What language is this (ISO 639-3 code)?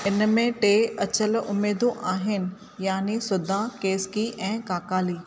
snd